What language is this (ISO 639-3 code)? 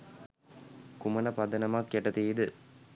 sin